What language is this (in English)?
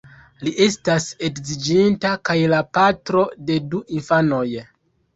Esperanto